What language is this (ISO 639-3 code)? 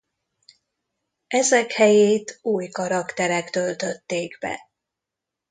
hun